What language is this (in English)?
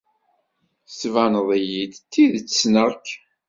Kabyle